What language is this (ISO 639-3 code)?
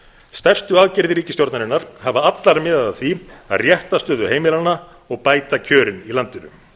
isl